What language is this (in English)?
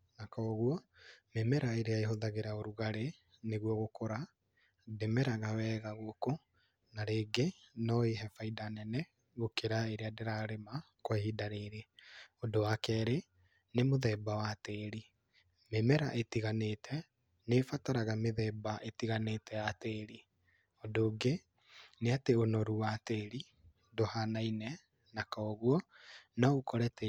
Kikuyu